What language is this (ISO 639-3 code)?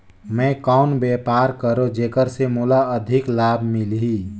hne